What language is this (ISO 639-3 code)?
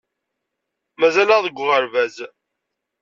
kab